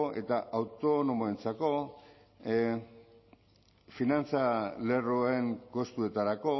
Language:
Basque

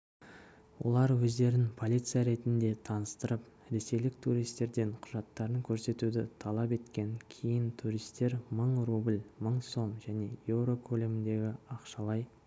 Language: Kazakh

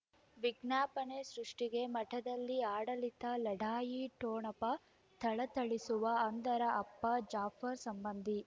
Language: Kannada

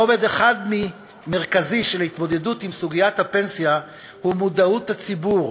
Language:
Hebrew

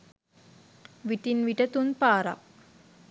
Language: Sinhala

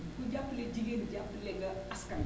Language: Wolof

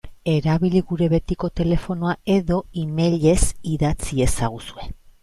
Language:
Basque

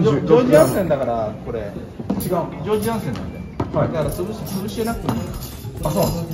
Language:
Japanese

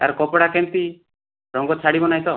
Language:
Odia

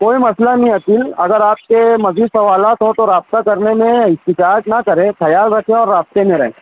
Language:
Urdu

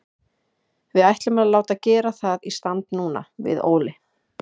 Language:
Icelandic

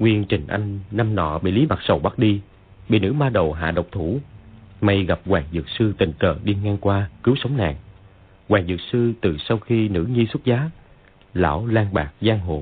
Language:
Vietnamese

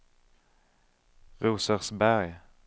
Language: Swedish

